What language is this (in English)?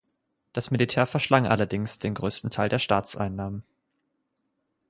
German